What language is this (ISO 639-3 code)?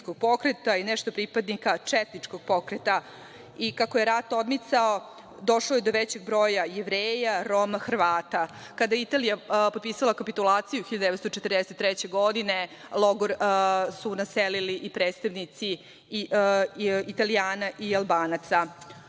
srp